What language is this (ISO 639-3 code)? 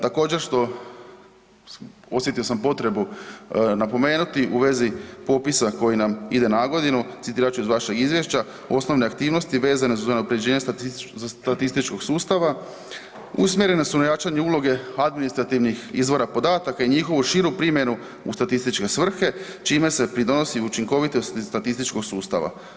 hrv